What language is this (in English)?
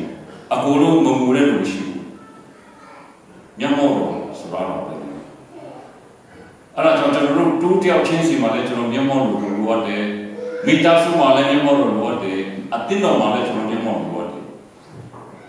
Romanian